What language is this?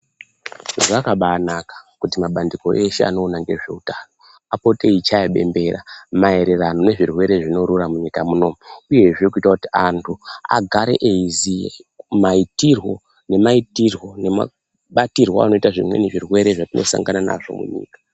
Ndau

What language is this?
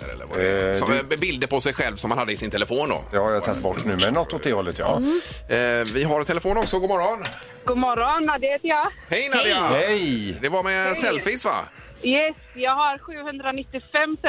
Swedish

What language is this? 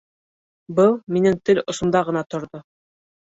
Bashkir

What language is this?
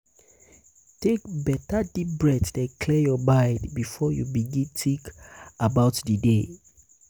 Nigerian Pidgin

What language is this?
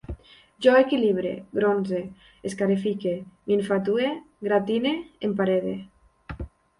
Catalan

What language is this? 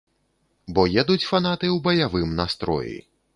Belarusian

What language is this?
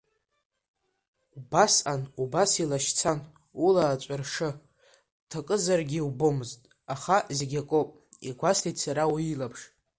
Abkhazian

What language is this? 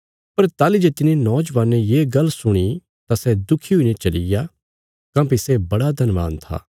Bilaspuri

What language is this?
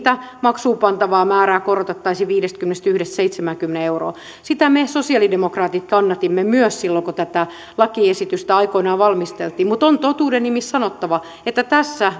Finnish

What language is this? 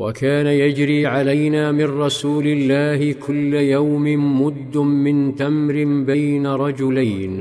Arabic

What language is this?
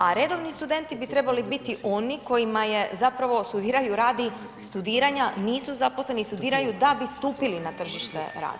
Croatian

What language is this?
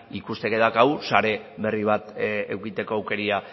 Basque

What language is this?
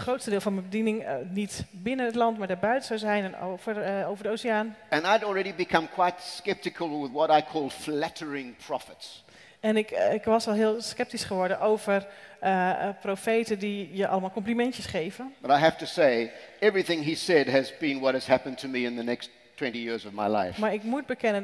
Dutch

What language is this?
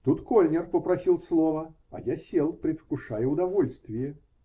Russian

